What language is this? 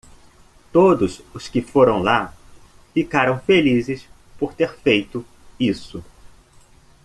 Portuguese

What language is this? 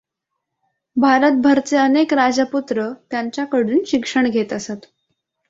Marathi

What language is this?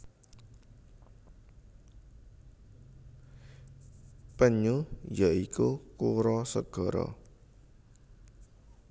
Javanese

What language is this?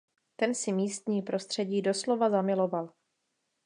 Czech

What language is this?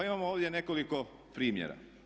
Croatian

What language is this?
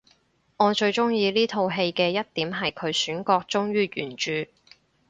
Cantonese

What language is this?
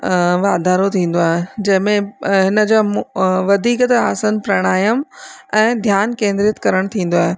Sindhi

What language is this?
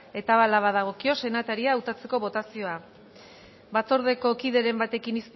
Basque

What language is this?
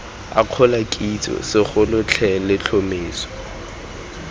Tswana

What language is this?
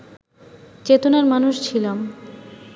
Bangla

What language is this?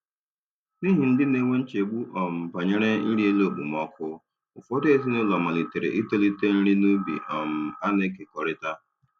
Igbo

